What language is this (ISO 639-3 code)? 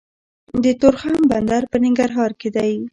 pus